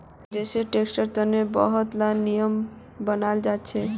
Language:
Magahi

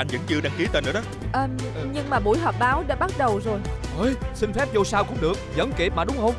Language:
Vietnamese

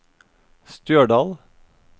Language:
Norwegian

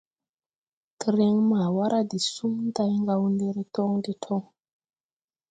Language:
Tupuri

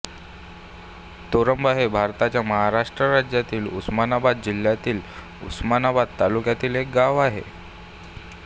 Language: Marathi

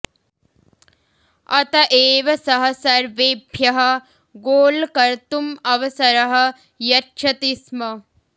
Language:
Sanskrit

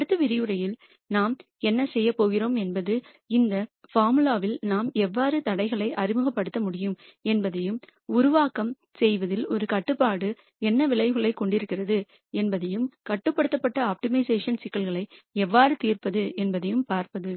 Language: Tamil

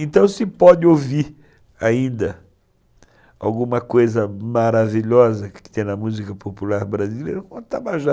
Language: Portuguese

